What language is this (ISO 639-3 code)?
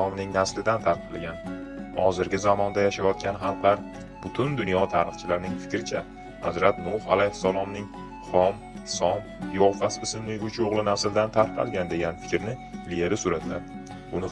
uzb